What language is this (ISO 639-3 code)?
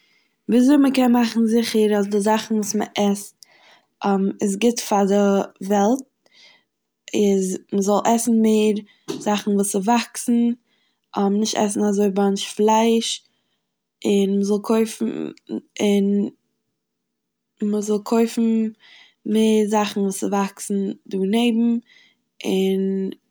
yid